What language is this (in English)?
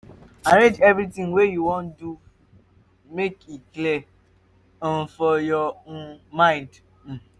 Nigerian Pidgin